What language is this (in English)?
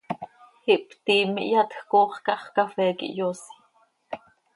Seri